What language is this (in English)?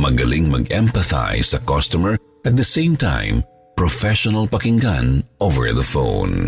Filipino